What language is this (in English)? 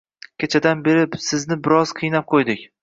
Uzbek